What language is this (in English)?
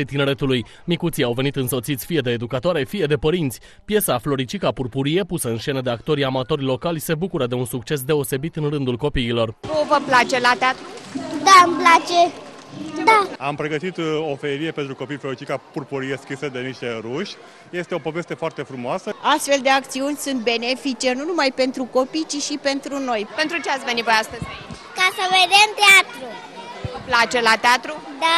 Romanian